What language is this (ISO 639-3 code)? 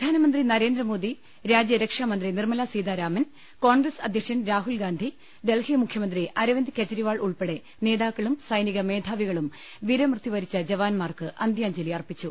mal